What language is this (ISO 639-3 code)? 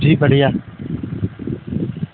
urd